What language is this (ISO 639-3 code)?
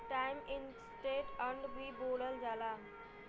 bho